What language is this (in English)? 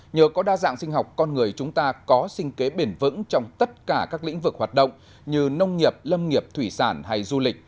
Vietnamese